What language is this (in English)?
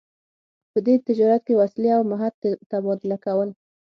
Pashto